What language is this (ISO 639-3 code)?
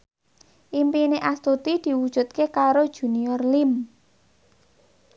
jav